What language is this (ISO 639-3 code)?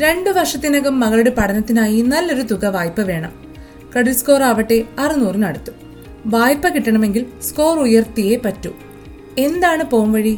mal